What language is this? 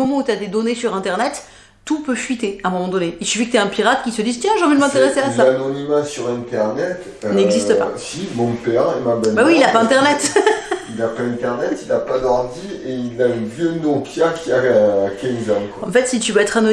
French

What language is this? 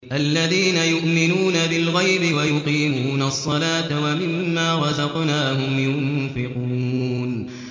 Arabic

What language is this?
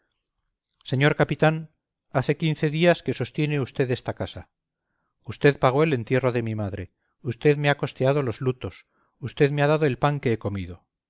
Spanish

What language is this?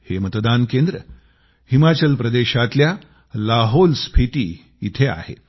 Marathi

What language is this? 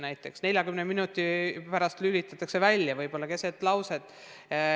Estonian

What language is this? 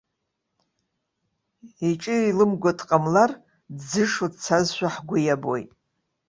Abkhazian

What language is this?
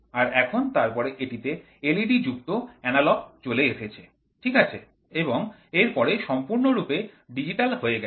Bangla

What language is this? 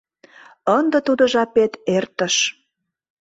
Mari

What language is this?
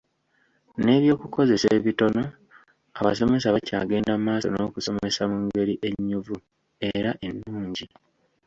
Ganda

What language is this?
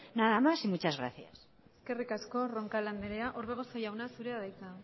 Basque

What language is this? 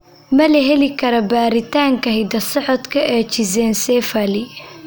Somali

